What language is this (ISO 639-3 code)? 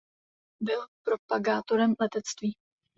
ces